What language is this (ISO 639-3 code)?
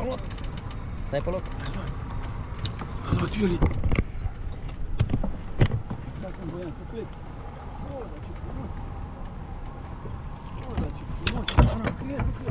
ron